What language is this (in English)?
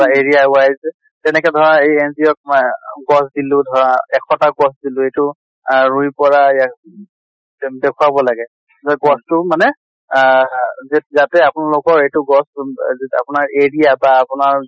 Assamese